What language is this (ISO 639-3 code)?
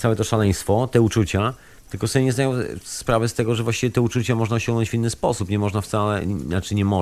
pol